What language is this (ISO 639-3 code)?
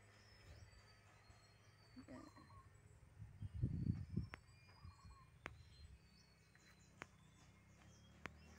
fil